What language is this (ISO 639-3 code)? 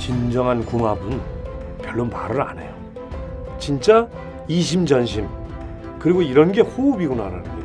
kor